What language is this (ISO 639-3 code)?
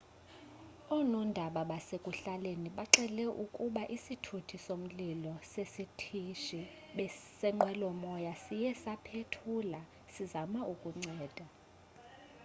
xho